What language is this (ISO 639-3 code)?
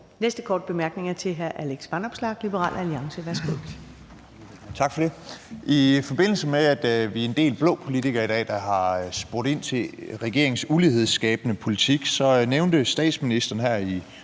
dan